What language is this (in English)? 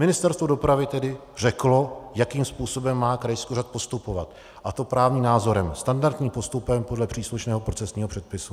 Czech